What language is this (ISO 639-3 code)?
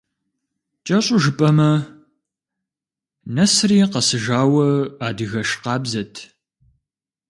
kbd